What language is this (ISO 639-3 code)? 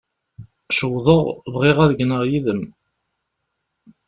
kab